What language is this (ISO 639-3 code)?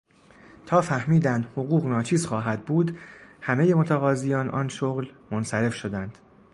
fas